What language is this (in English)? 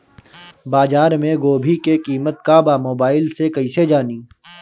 Bhojpuri